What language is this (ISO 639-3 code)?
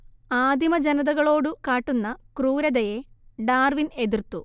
mal